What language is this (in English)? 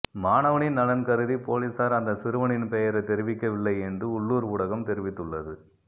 Tamil